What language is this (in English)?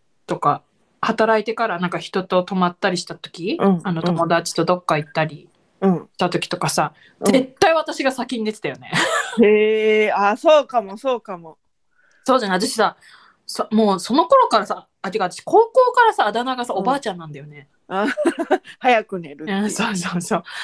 Japanese